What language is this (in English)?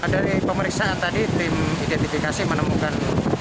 Indonesian